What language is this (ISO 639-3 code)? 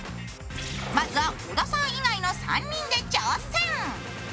jpn